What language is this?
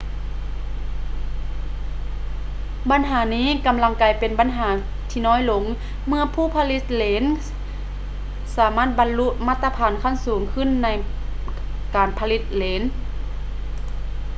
Lao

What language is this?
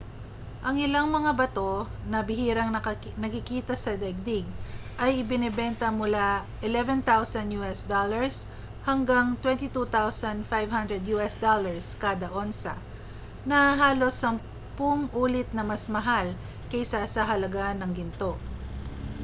Filipino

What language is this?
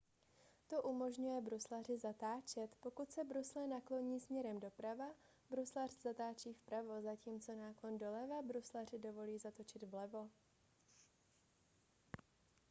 Czech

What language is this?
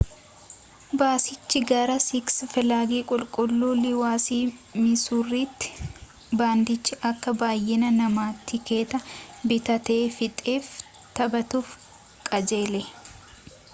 Oromo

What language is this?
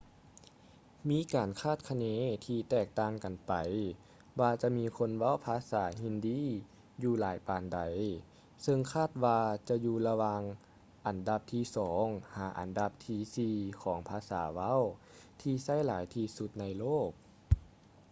Lao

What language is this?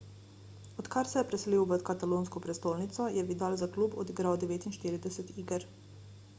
Slovenian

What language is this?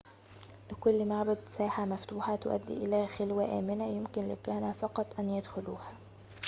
Arabic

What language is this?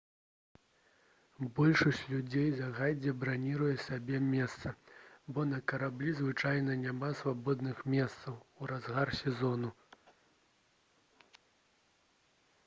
Belarusian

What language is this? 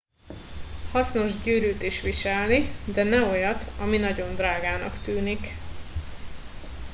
Hungarian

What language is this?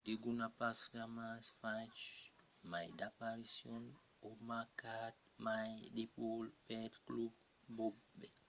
Occitan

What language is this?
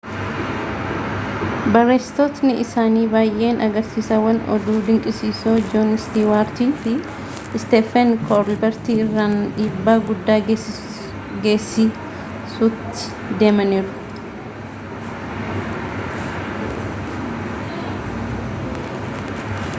Oromo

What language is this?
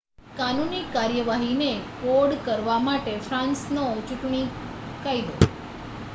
Gujarati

